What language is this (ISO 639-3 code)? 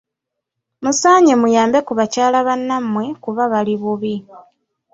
lug